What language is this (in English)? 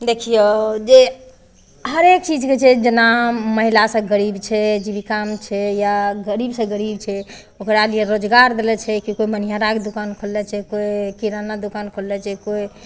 Maithili